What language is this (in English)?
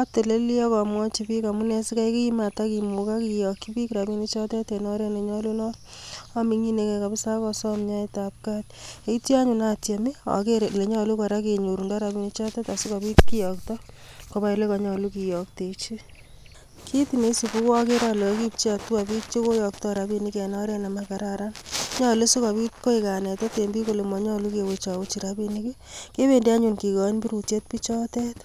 Kalenjin